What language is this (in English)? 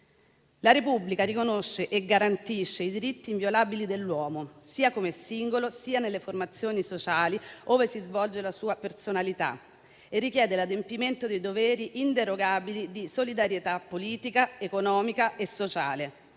Italian